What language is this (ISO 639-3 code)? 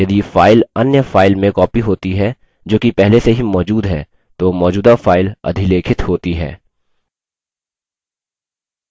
hin